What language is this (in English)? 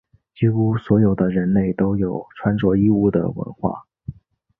Chinese